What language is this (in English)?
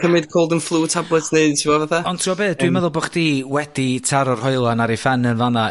Welsh